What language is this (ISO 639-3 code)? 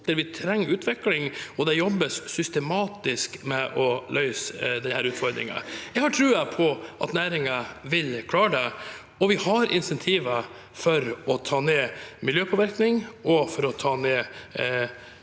nor